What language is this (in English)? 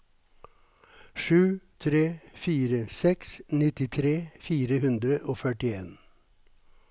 Norwegian